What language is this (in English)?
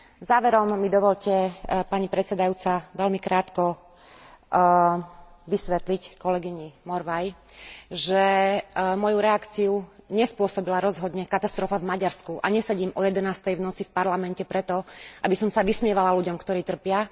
Slovak